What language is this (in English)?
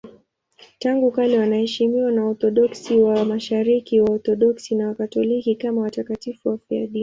Swahili